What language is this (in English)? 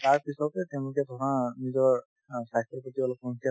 Assamese